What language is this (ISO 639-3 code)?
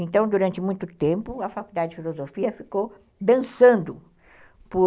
por